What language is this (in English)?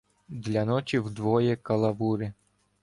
Ukrainian